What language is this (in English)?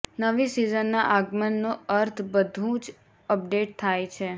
Gujarati